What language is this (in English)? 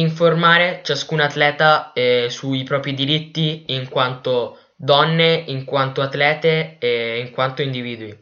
Italian